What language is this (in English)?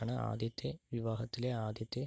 Malayalam